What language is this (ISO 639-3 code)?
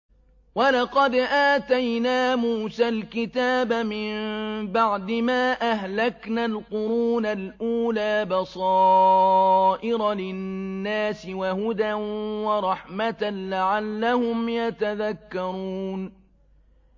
ara